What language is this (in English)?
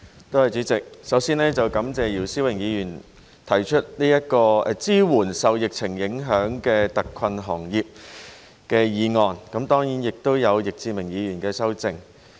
Cantonese